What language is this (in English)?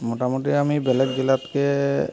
Assamese